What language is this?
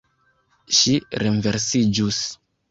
Esperanto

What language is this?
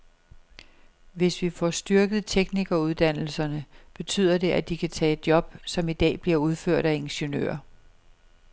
Danish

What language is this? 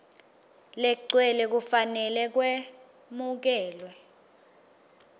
Swati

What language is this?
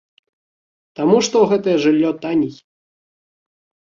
Belarusian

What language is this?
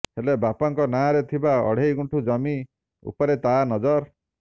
Odia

